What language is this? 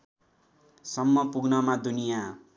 Nepali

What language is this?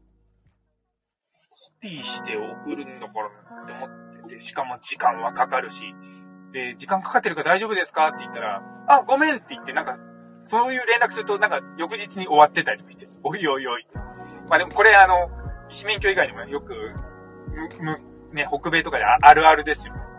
Japanese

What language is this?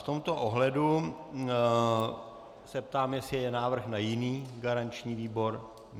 Czech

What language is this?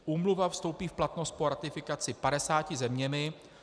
Czech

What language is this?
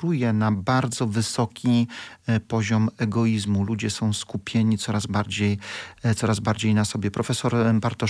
Polish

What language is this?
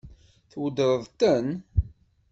Kabyle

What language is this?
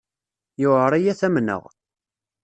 Kabyle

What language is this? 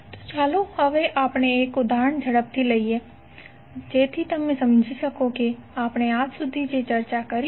Gujarati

